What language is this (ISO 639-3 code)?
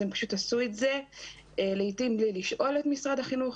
heb